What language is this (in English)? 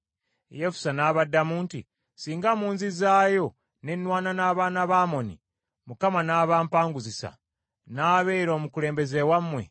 Ganda